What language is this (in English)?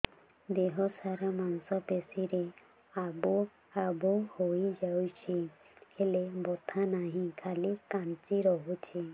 Odia